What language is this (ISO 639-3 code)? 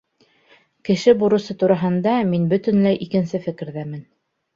bak